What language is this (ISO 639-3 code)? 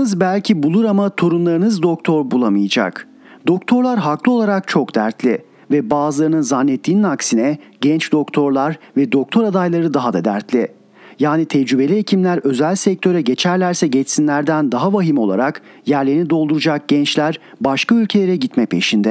tur